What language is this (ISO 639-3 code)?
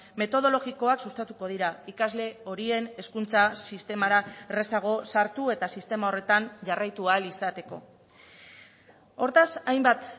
eus